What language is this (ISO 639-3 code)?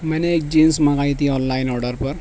urd